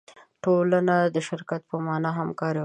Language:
Pashto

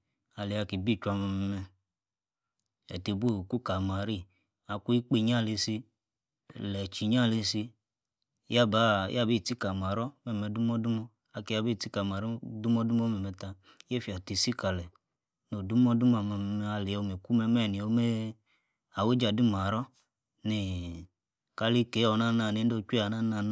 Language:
Yace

